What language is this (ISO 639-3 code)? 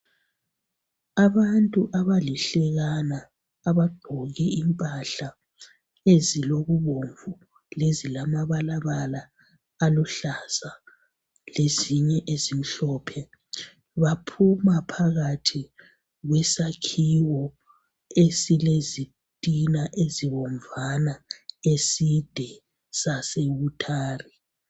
nde